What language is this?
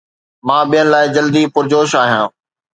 Sindhi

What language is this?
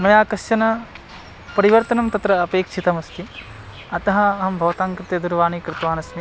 Sanskrit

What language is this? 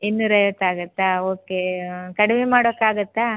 Kannada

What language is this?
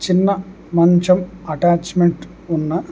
Telugu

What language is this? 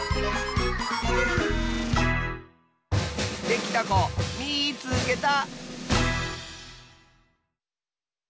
Japanese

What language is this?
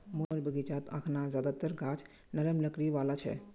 Magahi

